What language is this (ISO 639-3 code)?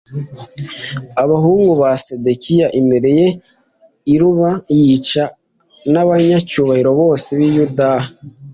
kin